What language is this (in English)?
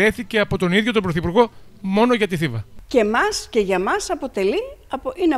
Greek